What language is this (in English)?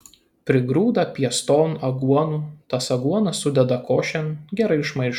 Lithuanian